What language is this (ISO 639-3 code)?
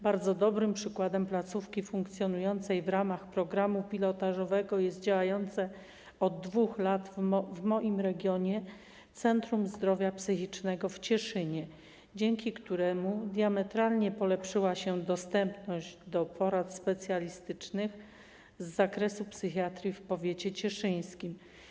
pol